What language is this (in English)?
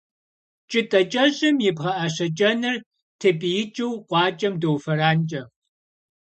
Kabardian